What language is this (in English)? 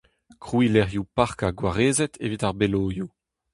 Breton